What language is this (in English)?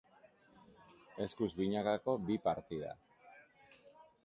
Basque